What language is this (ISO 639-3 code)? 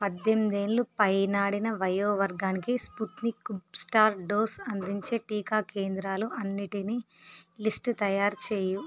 tel